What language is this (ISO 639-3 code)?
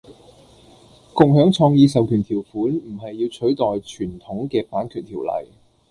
yue